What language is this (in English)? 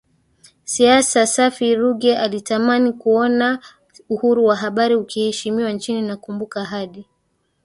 Swahili